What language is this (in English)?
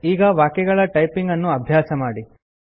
Kannada